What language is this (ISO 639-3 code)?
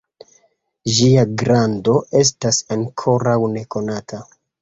epo